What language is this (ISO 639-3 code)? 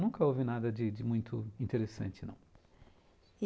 por